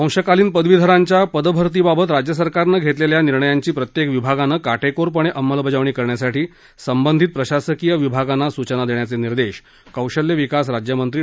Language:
Marathi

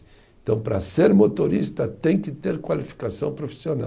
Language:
Portuguese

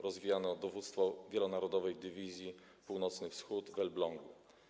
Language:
Polish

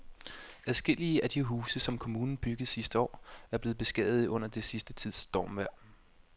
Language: Danish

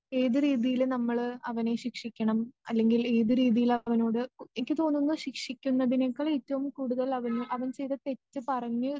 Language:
Malayalam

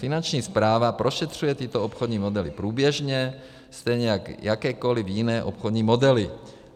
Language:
Czech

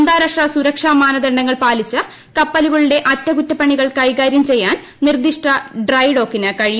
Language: Malayalam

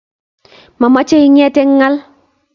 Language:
Kalenjin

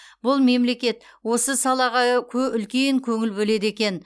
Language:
Kazakh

